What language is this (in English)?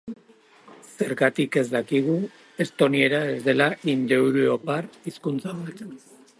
Basque